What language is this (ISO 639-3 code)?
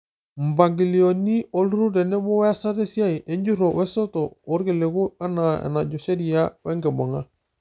mas